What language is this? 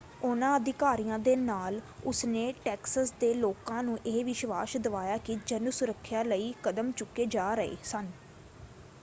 Punjabi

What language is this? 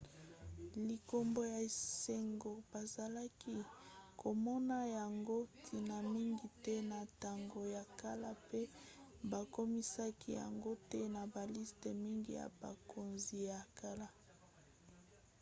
Lingala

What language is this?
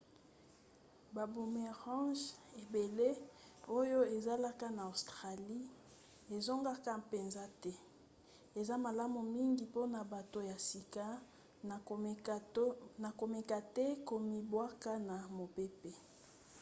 Lingala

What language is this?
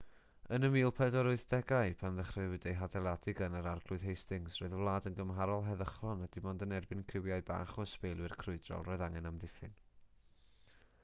Welsh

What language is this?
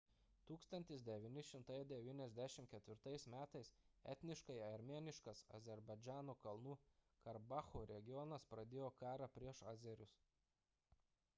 Lithuanian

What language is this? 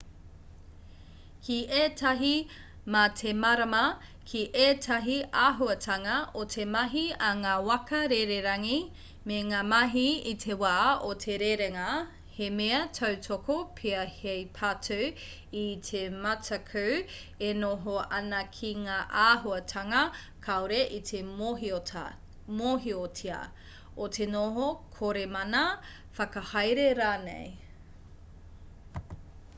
Māori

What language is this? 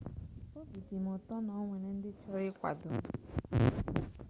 Igbo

